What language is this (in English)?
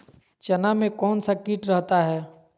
Magahi